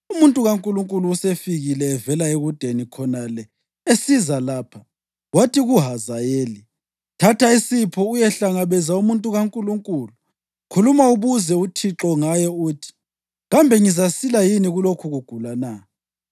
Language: North Ndebele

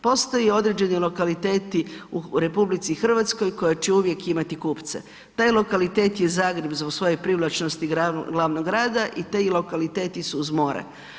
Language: Croatian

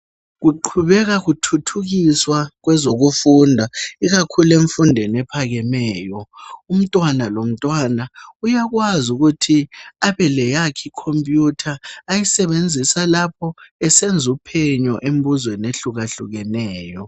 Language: North Ndebele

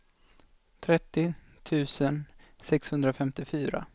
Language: Swedish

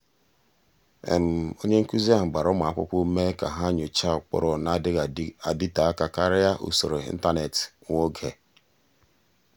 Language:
Igbo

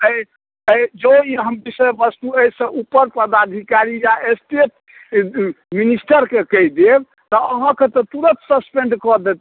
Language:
Maithili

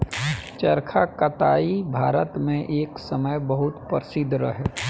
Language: Bhojpuri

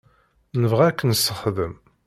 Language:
Kabyle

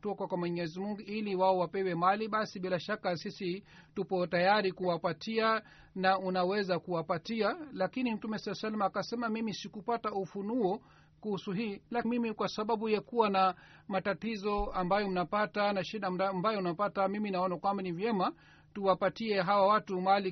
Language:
Swahili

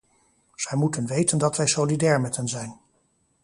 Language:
Dutch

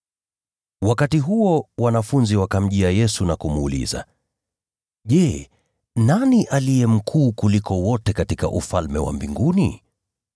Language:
Swahili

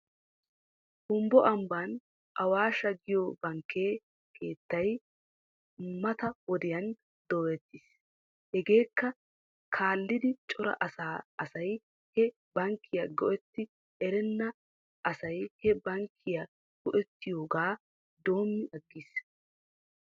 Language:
Wolaytta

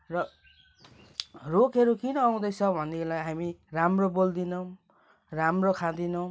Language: Nepali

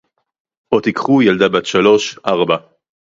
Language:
Hebrew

